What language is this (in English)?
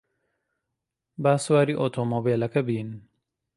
Central Kurdish